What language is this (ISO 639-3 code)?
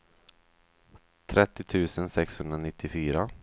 swe